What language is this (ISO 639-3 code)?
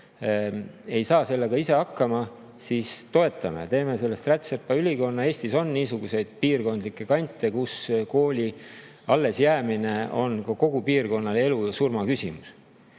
est